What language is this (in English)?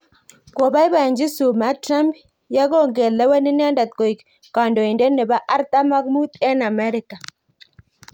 Kalenjin